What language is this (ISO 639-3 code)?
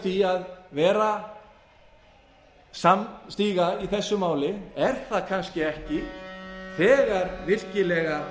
isl